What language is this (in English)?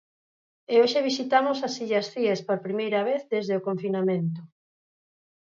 Galician